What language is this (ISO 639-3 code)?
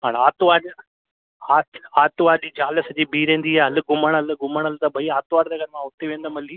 snd